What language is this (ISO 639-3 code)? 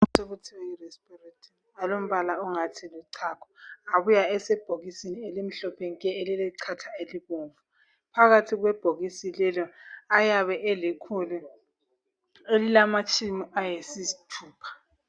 nde